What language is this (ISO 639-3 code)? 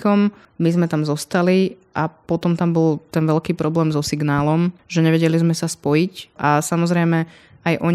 slk